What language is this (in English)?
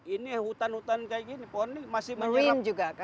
Indonesian